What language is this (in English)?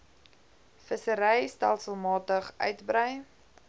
Afrikaans